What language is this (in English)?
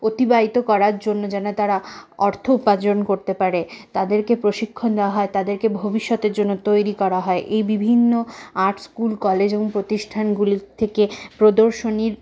Bangla